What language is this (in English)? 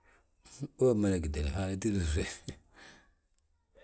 Balanta-Ganja